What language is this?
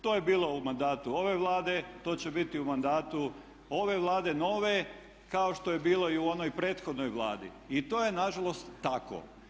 Croatian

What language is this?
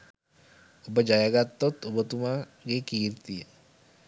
Sinhala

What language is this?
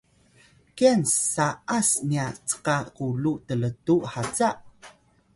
Atayal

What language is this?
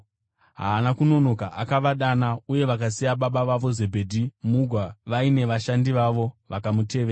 Shona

